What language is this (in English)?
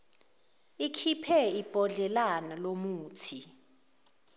Zulu